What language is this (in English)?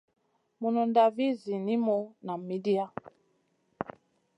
Masana